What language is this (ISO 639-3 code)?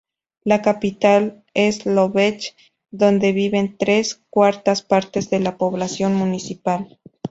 spa